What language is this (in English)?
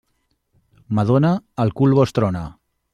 Catalan